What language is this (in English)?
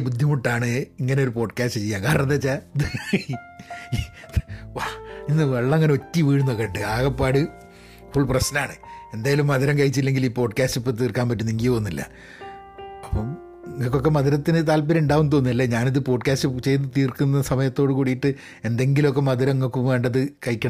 Malayalam